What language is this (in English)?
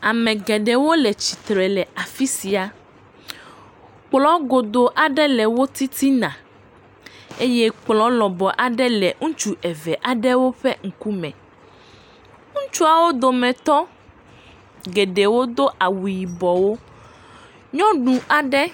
Ewe